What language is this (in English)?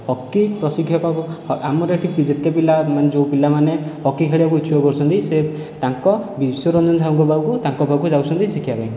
Odia